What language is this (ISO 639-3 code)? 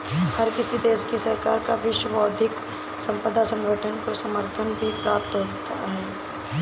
hin